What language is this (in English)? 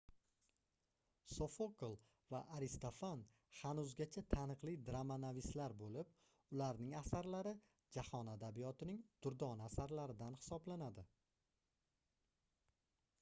Uzbek